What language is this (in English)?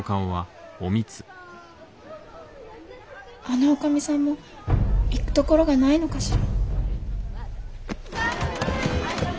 Japanese